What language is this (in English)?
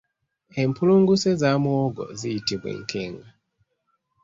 Ganda